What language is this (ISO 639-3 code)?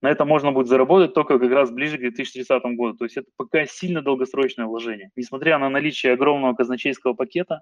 rus